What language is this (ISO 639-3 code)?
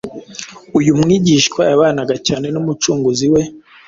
kin